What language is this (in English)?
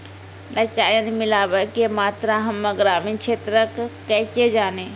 Maithili